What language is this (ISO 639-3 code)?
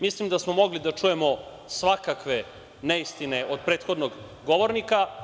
srp